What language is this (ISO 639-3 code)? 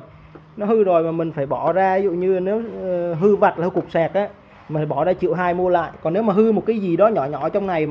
vie